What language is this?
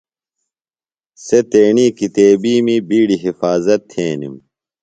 Phalura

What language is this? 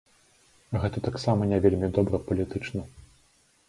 Belarusian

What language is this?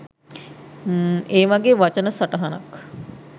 Sinhala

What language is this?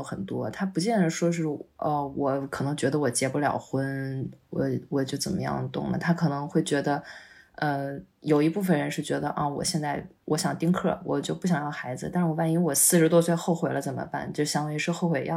Chinese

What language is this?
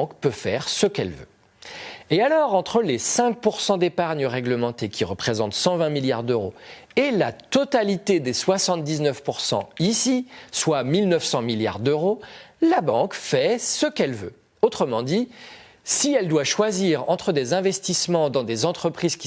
French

